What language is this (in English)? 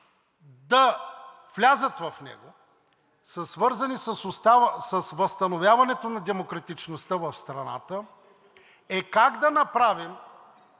Bulgarian